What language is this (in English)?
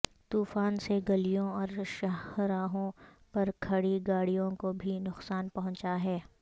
Urdu